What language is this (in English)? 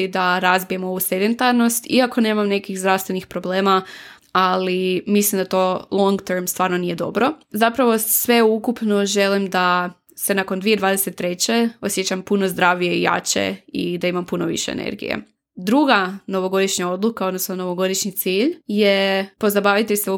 Croatian